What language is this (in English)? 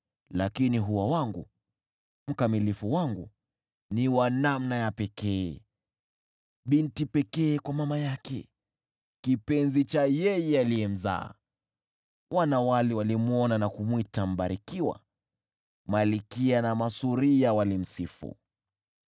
Swahili